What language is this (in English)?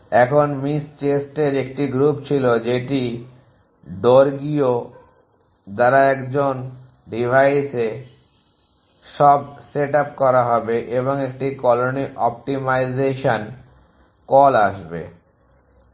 Bangla